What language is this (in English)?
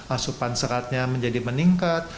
Indonesian